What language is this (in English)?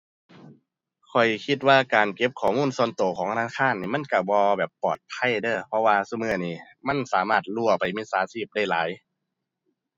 Thai